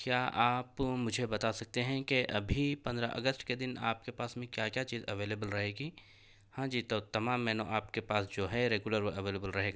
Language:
Urdu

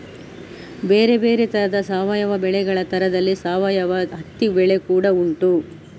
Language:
Kannada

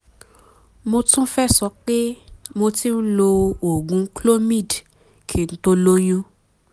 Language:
Yoruba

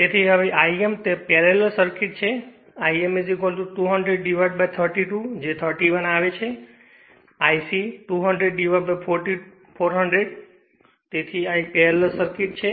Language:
Gujarati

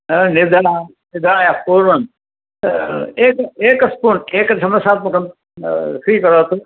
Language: Sanskrit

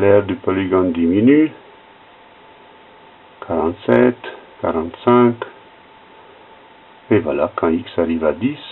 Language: French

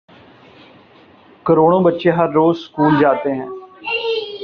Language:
Urdu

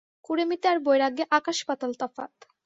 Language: Bangla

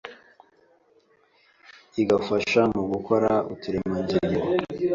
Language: Kinyarwanda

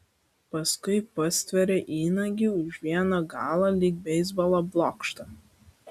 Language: Lithuanian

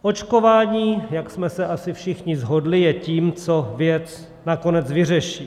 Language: Czech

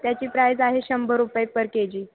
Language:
Marathi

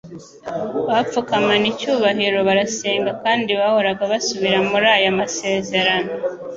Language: Kinyarwanda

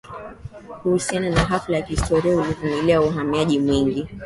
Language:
Swahili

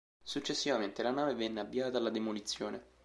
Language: Italian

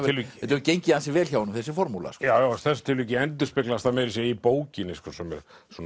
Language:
Icelandic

